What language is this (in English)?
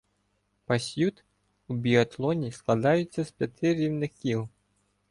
Ukrainian